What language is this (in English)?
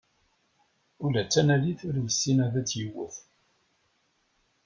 Kabyle